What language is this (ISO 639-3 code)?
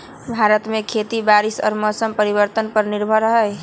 mag